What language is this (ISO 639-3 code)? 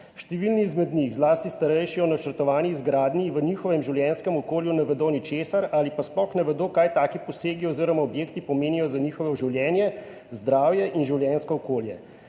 slv